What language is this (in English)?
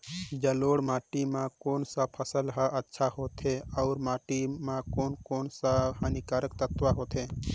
Chhattisgarhi